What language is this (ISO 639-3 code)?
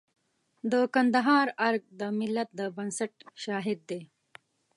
pus